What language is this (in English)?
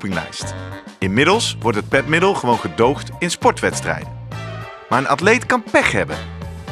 Dutch